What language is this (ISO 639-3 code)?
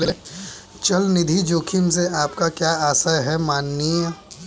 hin